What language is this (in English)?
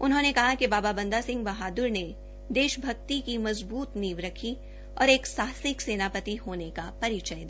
Hindi